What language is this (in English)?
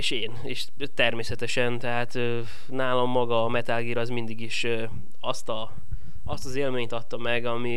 Hungarian